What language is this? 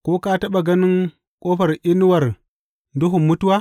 Hausa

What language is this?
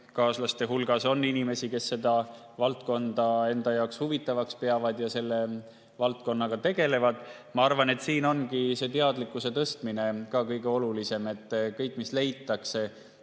Estonian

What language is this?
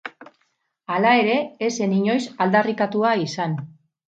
Basque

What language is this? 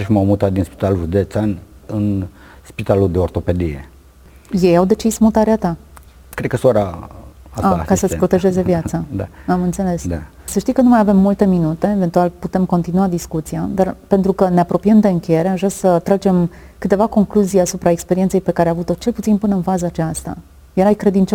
Romanian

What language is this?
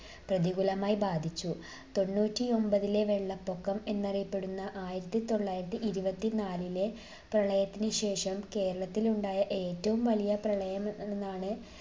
Malayalam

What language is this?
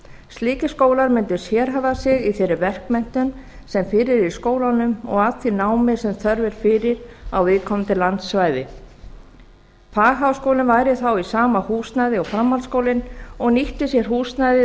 Icelandic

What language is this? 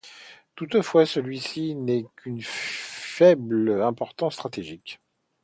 French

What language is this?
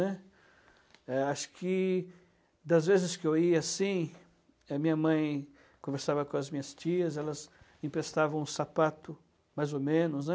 Portuguese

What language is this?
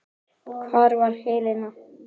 Icelandic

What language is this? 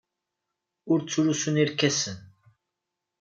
Kabyle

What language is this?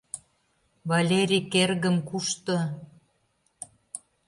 Mari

